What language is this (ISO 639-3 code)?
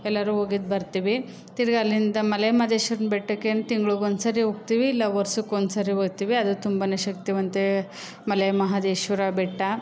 kan